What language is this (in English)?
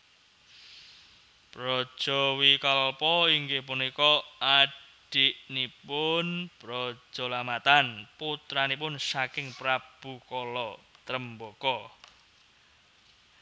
Javanese